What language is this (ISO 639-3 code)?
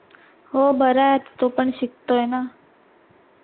mar